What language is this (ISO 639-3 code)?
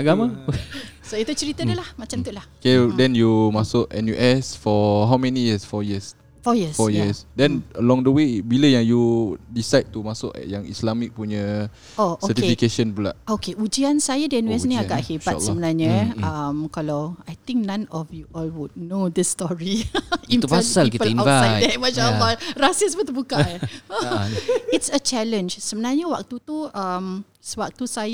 msa